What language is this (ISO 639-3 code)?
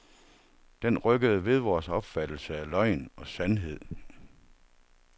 dan